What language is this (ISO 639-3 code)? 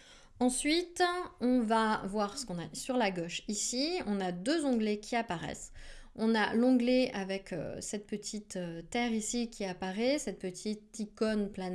fra